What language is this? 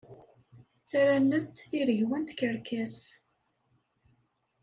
Kabyle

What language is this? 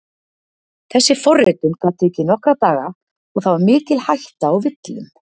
Icelandic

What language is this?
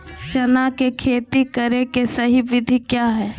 Magahi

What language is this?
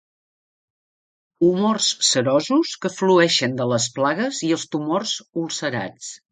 Catalan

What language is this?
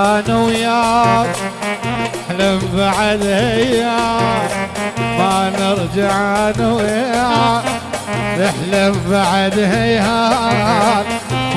Arabic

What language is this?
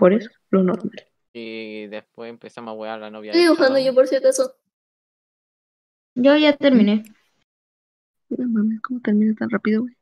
Spanish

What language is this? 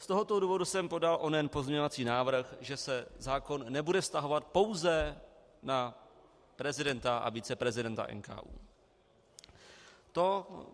Czech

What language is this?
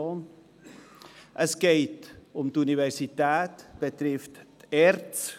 Swiss German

